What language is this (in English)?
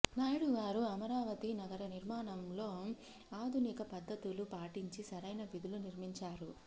Telugu